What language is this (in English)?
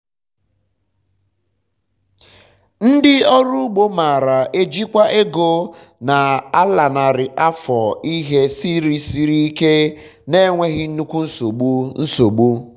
Igbo